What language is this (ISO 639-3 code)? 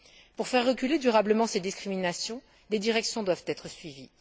fra